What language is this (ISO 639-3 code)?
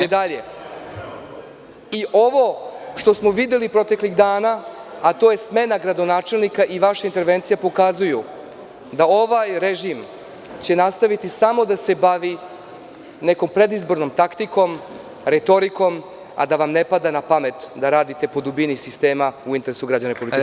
srp